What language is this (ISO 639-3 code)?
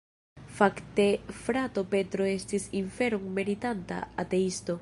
epo